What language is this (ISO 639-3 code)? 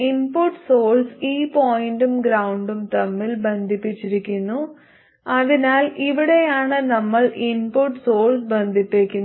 mal